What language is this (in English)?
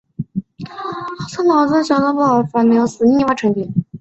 Chinese